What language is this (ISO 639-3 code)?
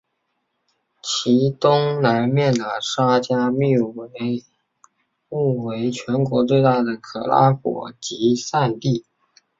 zho